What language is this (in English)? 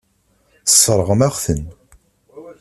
Kabyle